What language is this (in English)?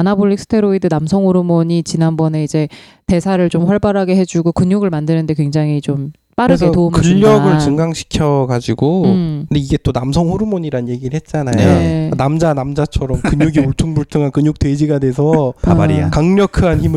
Korean